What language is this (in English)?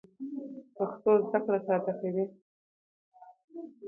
Pashto